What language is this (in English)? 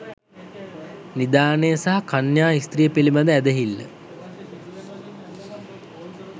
Sinhala